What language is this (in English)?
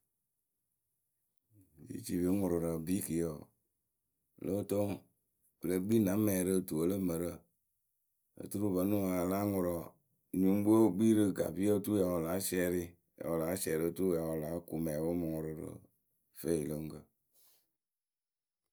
Akebu